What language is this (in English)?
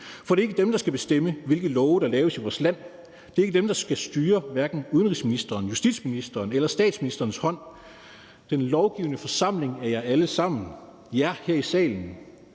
Danish